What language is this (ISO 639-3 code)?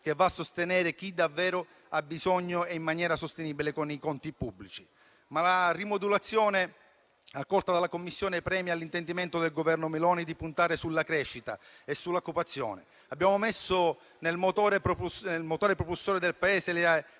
ita